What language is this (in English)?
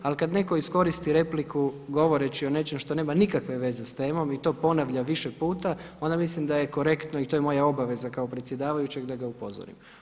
Croatian